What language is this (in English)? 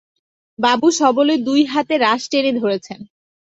Bangla